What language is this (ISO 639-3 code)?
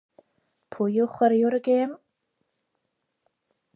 cym